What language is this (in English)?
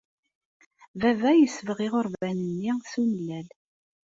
Kabyle